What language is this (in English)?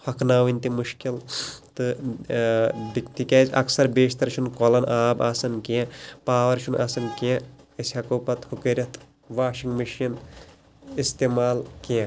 Kashmiri